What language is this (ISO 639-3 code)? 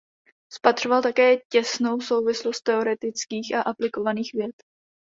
ces